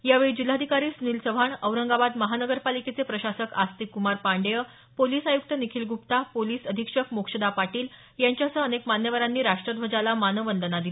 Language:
Marathi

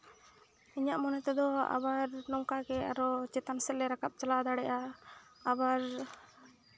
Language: Santali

